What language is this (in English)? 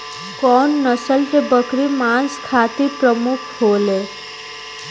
Bhojpuri